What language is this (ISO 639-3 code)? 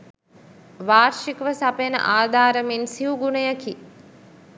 sin